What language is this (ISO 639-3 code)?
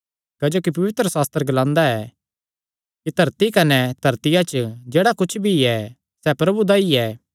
xnr